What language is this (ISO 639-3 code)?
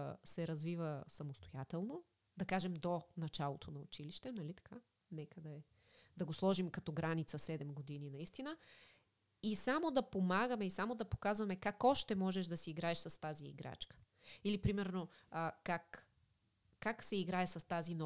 bul